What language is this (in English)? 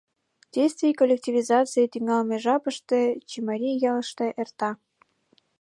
Mari